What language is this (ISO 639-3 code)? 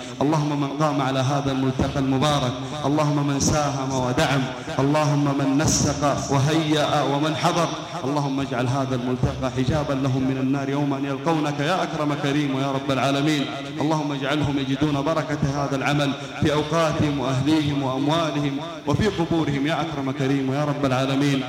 ara